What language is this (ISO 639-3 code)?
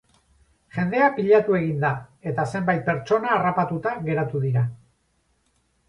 eus